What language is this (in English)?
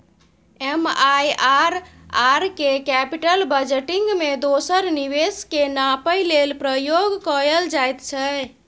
Maithili